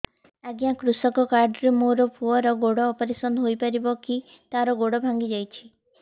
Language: Odia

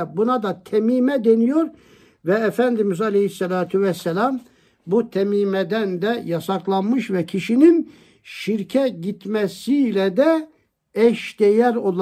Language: Turkish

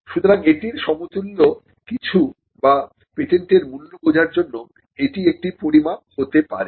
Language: Bangla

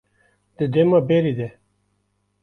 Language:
Kurdish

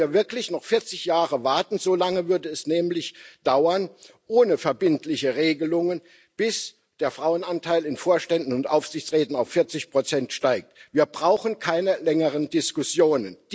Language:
German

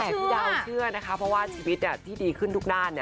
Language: Thai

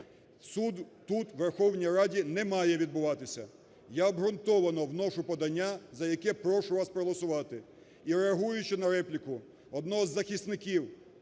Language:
Ukrainian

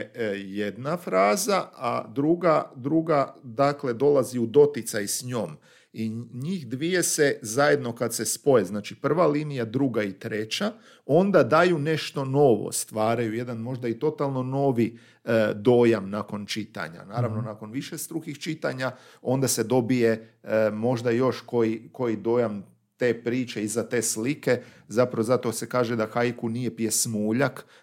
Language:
Croatian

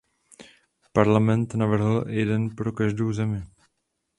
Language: Czech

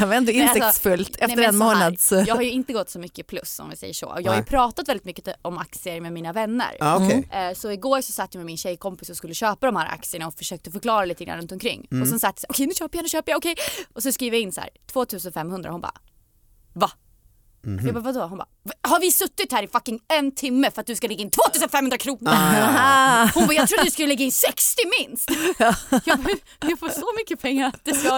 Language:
Swedish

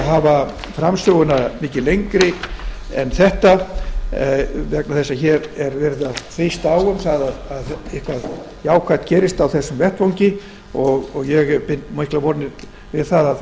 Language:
Icelandic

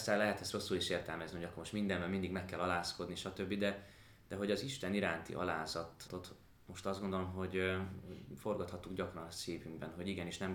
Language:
Hungarian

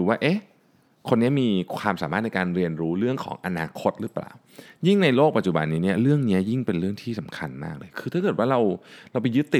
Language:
Thai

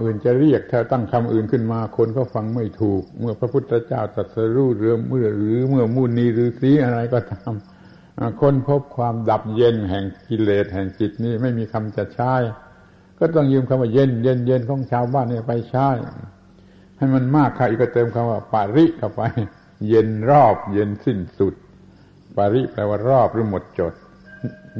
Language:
Thai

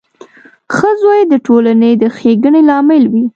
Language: Pashto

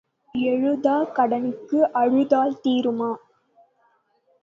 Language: Tamil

